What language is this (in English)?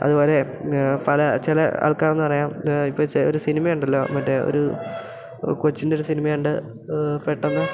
Malayalam